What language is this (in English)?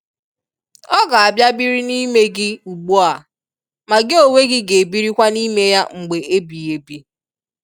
Igbo